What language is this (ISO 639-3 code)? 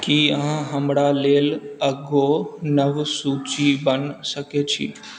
mai